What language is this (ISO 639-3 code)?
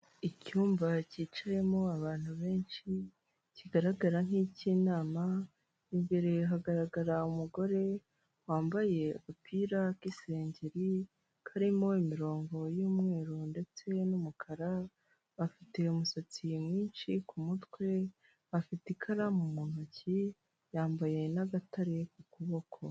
kin